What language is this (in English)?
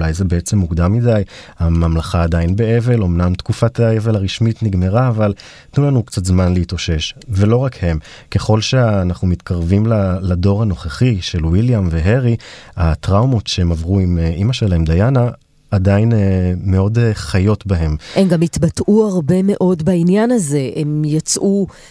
Hebrew